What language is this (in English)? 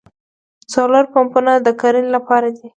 Pashto